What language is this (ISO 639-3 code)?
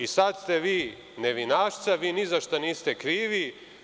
srp